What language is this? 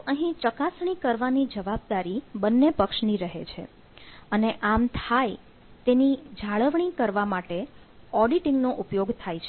Gujarati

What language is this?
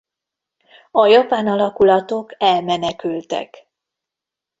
Hungarian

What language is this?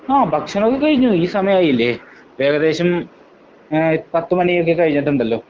Malayalam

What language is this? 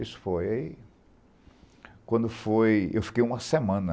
Portuguese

